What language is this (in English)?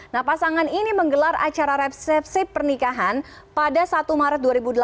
Indonesian